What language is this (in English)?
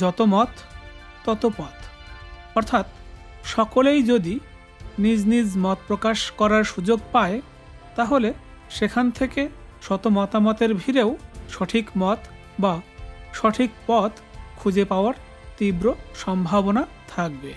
Bangla